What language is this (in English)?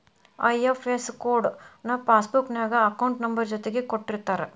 Kannada